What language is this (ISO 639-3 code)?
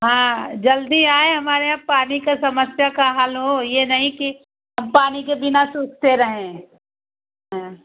hin